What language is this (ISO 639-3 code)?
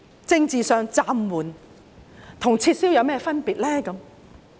yue